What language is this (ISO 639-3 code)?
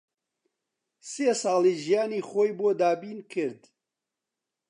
ckb